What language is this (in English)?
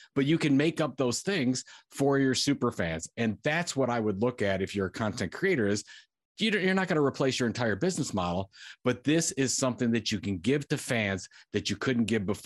English